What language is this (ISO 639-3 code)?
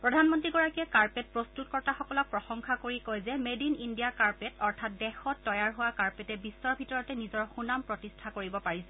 asm